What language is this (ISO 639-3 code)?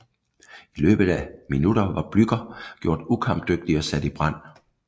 dan